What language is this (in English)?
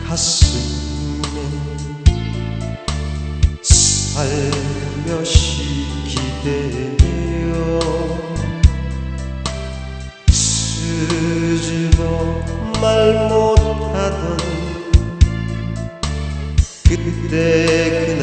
Turkish